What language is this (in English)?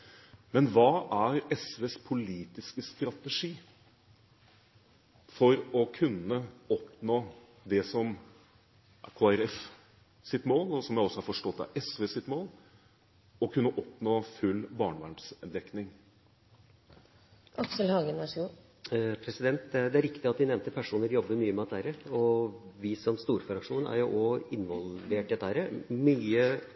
Norwegian Bokmål